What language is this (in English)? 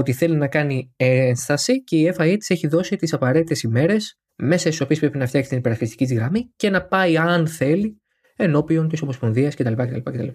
Greek